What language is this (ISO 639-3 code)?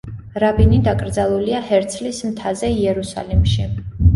kat